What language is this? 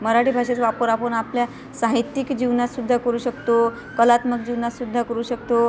Marathi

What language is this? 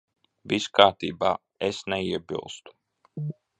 Latvian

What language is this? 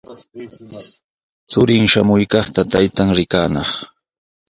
Sihuas Ancash Quechua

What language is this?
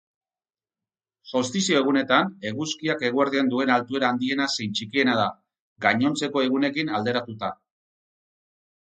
Basque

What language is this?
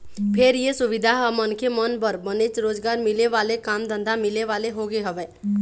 Chhattisgarhi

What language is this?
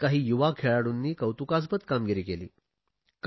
Marathi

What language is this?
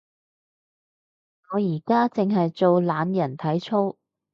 Cantonese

